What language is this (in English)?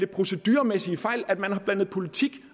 Danish